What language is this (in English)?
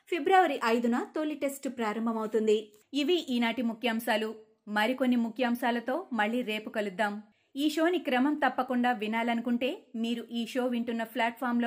Telugu